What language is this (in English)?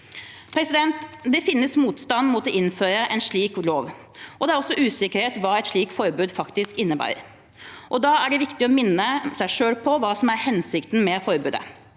Norwegian